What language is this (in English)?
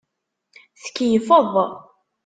Kabyle